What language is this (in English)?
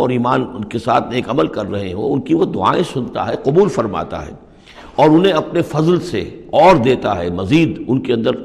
Urdu